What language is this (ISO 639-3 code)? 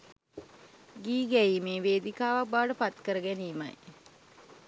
sin